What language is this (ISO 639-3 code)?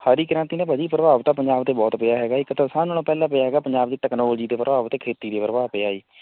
pan